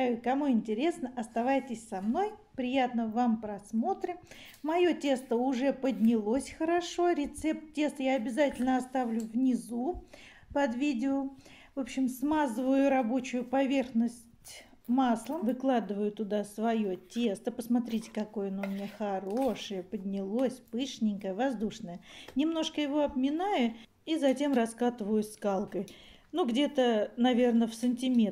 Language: Russian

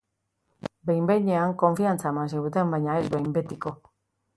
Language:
Basque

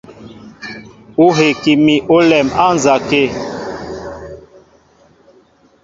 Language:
Mbo (Cameroon)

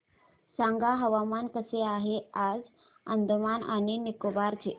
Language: Marathi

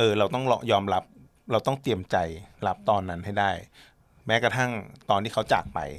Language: Thai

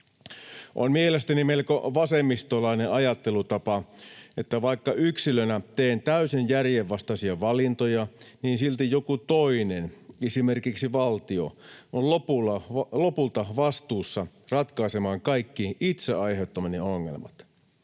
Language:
Finnish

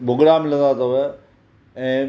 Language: Sindhi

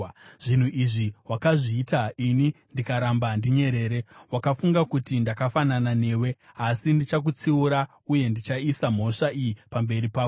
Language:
Shona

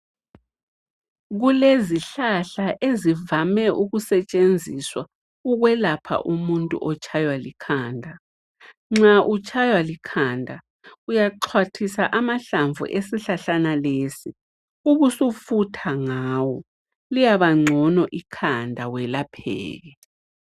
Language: North Ndebele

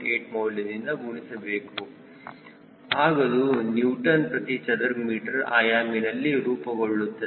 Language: Kannada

